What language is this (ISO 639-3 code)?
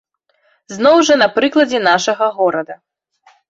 bel